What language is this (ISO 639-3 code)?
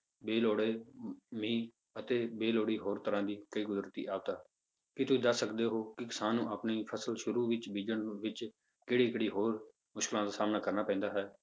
pan